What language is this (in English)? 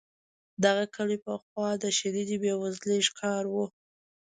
Pashto